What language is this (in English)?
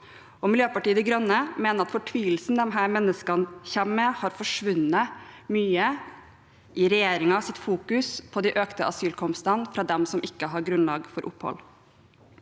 Norwegian